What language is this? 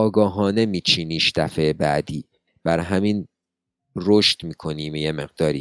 Persian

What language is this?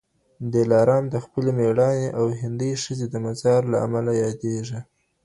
Pashto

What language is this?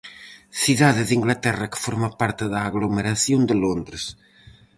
Galician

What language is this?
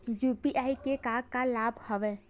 Chhattisgarhi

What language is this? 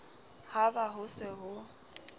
Southern Sotho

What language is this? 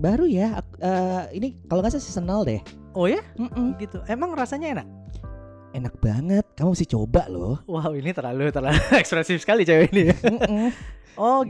Indonesian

